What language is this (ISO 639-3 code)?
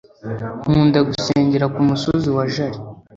kin